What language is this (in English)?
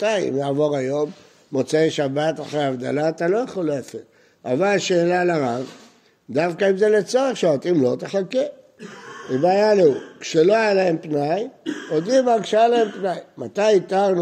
Hebrew